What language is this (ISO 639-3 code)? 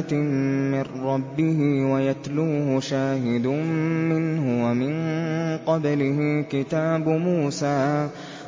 ara